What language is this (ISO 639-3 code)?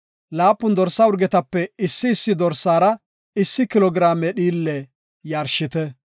gof